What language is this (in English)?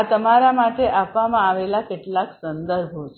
Gujarati